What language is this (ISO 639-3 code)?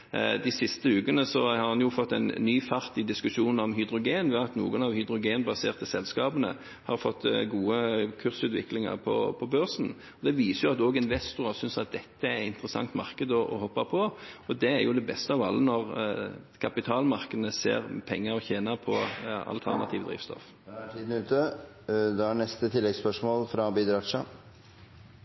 nor